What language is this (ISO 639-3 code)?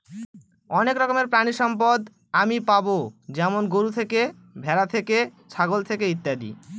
ben